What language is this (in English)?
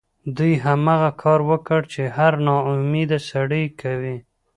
Pashto